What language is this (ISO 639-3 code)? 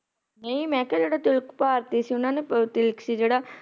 pan